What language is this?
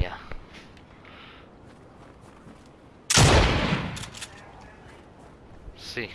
Portuguese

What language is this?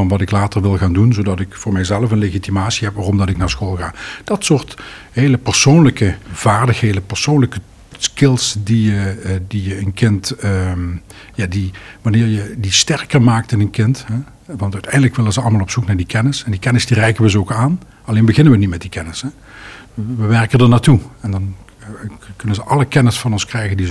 Dutch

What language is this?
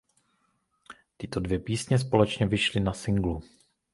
Czech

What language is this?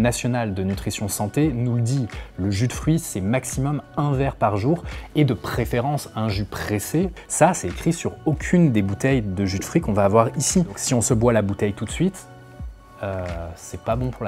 French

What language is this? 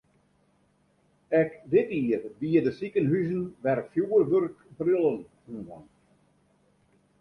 Western Frisian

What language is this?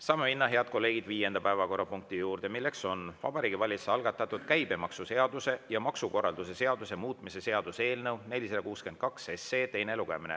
Estonian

